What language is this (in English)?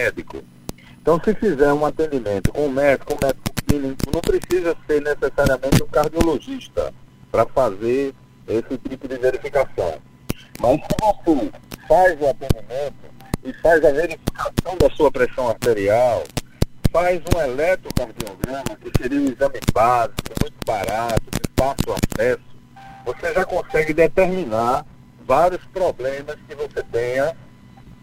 Portuguese